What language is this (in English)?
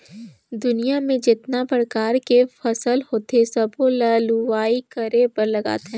Chhattisgarhi